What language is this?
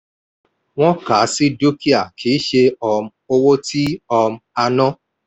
Yoruba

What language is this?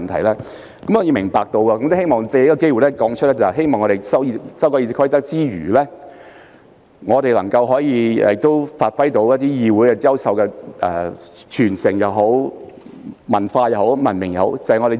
Cantonese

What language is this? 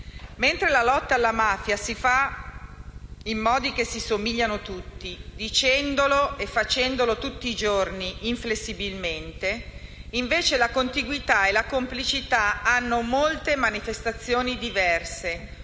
Italian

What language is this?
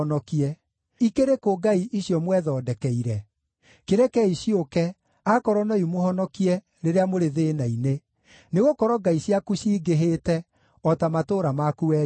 Kikuyu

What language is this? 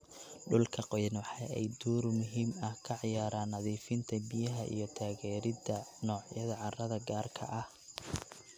Somali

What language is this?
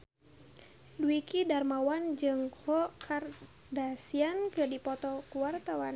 Sundanese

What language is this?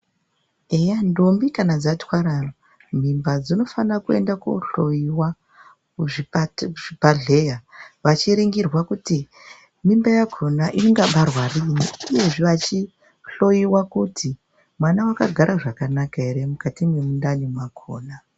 Ndau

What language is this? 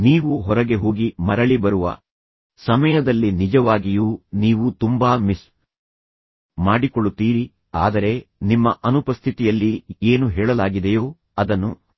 Kannada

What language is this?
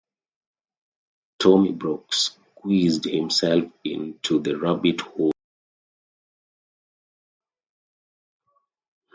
English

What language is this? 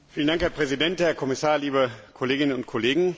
German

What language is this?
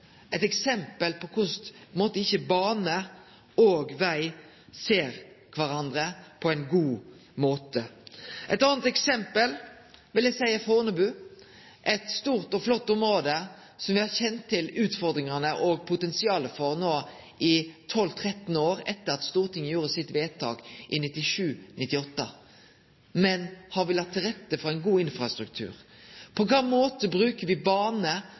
Norwegian Nynorsk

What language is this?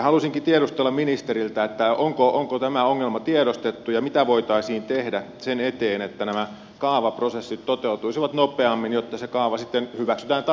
Finnish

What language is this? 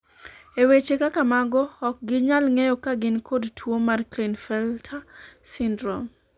Luo (Kenya and Tanzania)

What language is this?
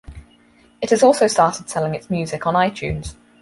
English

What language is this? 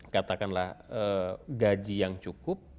Indonesian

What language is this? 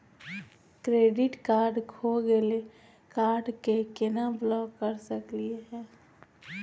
Magahi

